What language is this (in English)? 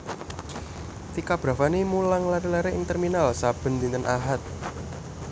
Javanese